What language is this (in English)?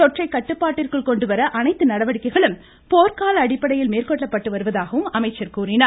Tamil